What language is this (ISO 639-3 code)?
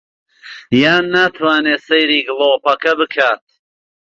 ckb